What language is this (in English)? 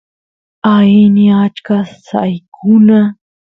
Santiago del Estero Quichua